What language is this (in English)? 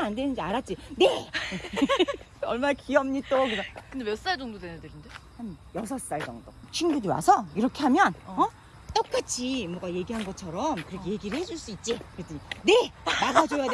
Korean